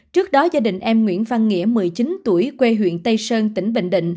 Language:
Vietnamese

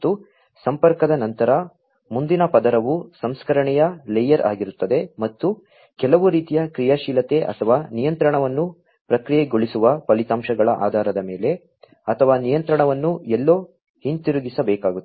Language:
Kannada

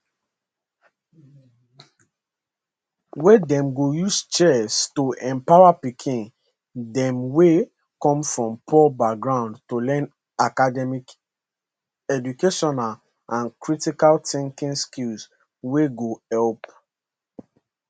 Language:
Nigerian Pidgin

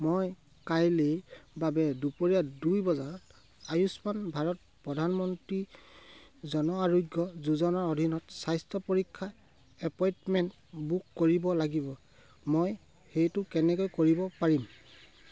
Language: Assamese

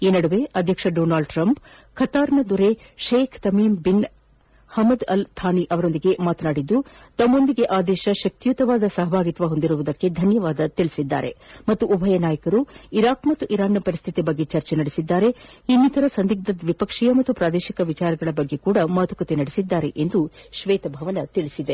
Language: Kannada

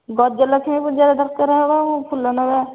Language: Odia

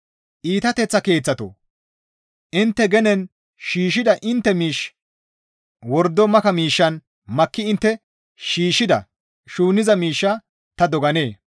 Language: Gamo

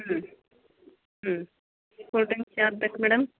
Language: Kannada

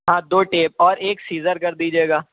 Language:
Urdu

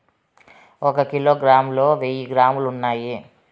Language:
Telugu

